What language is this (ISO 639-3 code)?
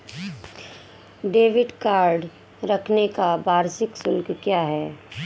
hin